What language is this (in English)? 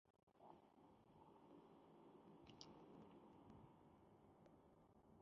Chinese